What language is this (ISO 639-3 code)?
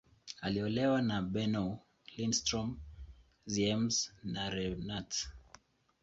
swa